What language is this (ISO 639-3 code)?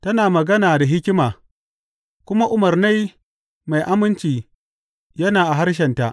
hau